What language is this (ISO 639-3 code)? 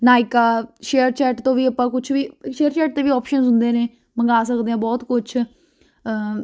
pan